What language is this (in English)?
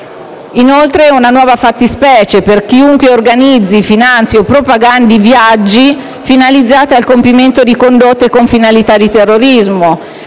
Italian